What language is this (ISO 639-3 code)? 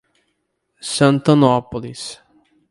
por